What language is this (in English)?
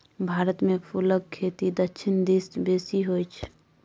Maithili